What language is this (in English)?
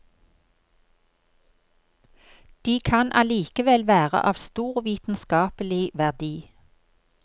Norwegian